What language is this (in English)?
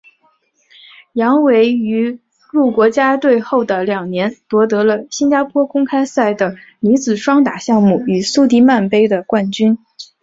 Chinese